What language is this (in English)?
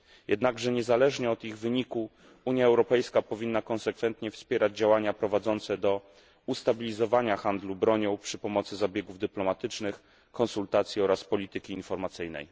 Polish